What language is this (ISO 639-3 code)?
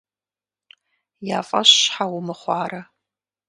kbd